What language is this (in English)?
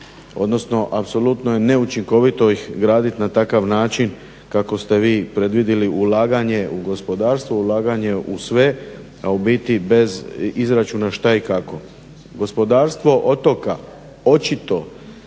Croatian